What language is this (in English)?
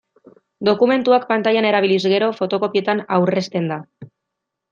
Basque